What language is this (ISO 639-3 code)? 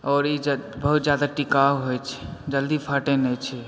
mai